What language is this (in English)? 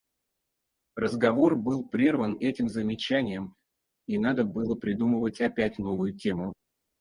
Russian